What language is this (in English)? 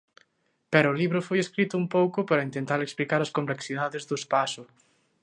Galician